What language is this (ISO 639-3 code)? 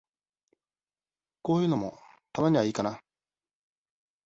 jpn